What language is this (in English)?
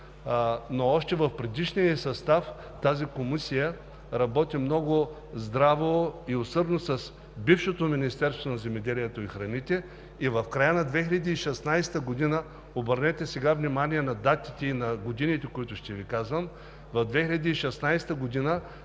Bulgarian